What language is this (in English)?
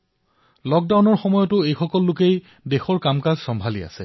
Assamese